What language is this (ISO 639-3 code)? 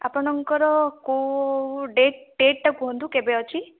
ori